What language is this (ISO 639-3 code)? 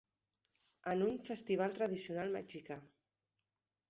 cat